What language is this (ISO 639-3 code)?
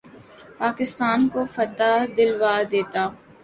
urd